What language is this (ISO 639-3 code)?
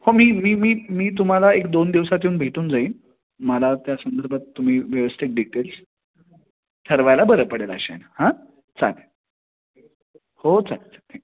mar